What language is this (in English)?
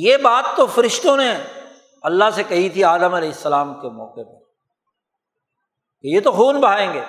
Urdu